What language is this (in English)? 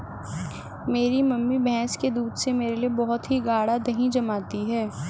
Hindi